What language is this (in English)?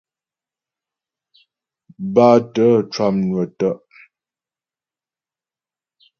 Ghomala